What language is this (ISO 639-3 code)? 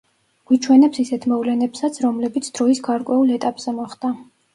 kat